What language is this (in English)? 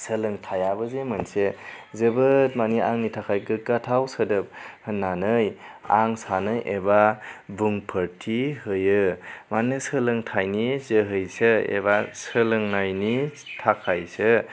Bodo